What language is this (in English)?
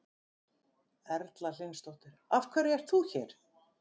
Icelandic